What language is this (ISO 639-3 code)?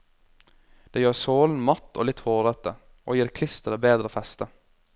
nor